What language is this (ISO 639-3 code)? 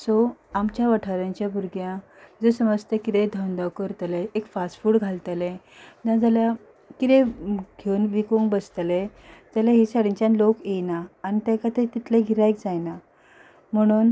kok